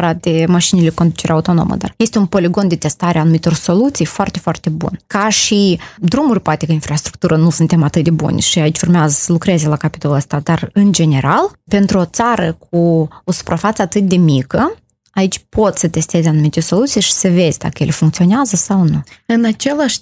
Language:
Romanian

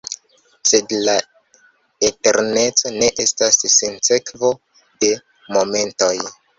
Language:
Esperanto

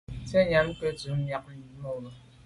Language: Medumba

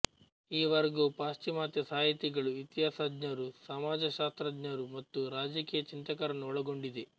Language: Kannada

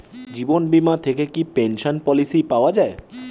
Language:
Bangla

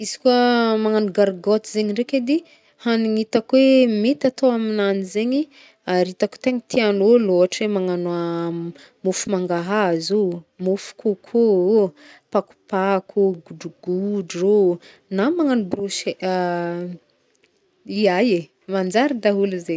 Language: Northern Betsimisaraka Malagasy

